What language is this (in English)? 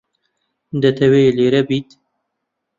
Central Kurdish